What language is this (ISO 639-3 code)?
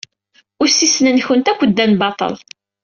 kab